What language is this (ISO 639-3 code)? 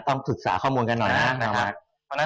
tha